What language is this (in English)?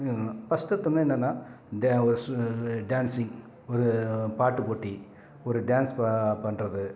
Tamil